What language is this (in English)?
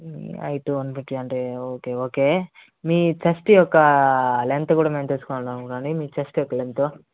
Telugu